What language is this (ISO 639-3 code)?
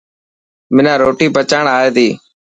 mki